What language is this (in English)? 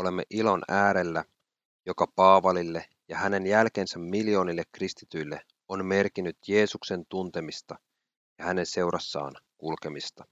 Finnish